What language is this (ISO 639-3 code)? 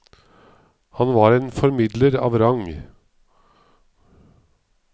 nor